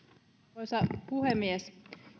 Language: Finnish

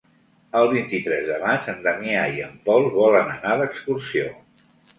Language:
Catalan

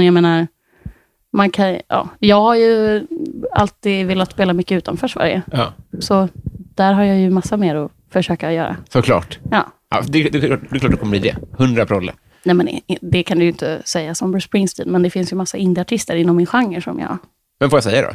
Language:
Swedish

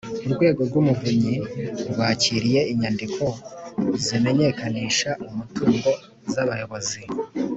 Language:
Kinyarwanda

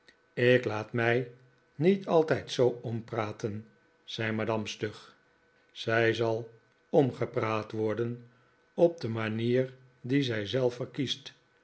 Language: Dutch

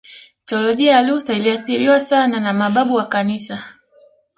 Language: Swahili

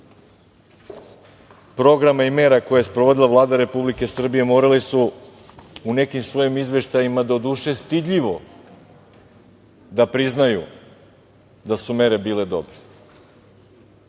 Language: Serbian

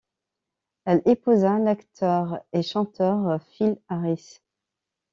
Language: French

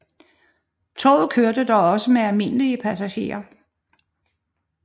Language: Danish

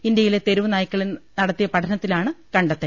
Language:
Malayalam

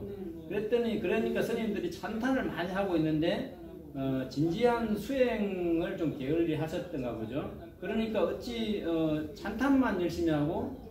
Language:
Korean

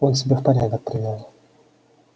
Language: Russian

